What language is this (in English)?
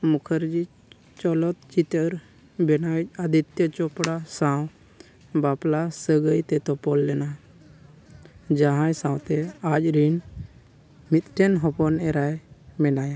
Santali